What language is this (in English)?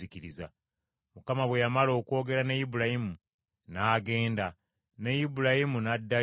Ganda